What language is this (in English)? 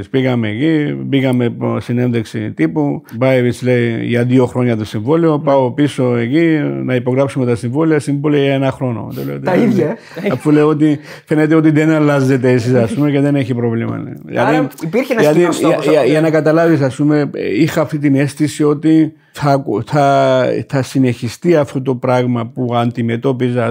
Greek